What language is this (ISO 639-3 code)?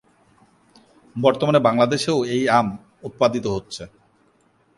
ben